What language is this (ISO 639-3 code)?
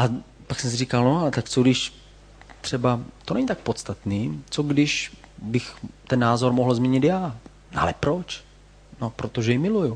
ces